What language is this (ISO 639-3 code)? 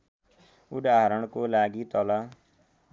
nep